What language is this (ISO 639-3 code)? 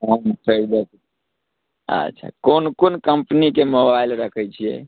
mai